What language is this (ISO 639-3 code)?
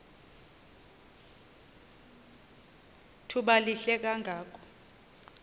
xho